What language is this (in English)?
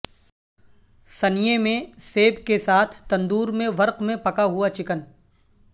Urdu